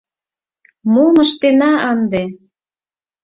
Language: Mari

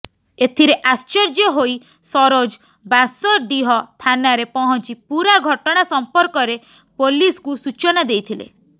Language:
Odia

